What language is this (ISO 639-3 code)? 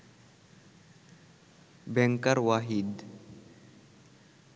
ben